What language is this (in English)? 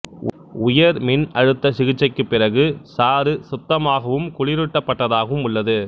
Tamil